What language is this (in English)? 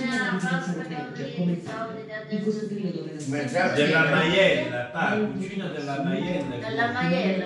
Italian